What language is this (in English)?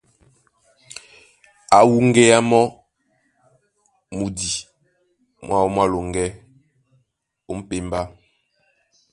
Duala